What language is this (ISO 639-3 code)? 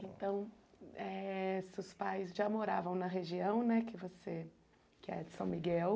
por